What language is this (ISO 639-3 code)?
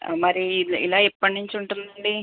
tel